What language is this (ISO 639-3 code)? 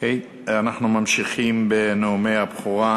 heb